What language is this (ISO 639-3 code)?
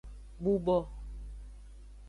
ajg